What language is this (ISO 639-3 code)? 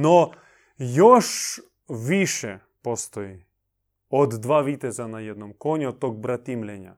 hrv